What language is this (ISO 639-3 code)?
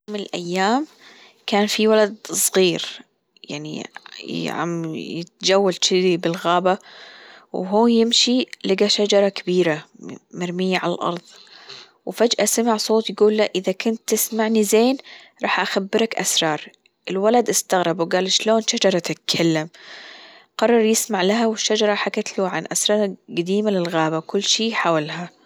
afb